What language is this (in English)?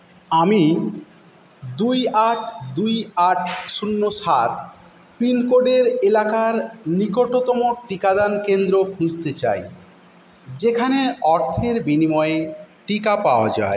Bangla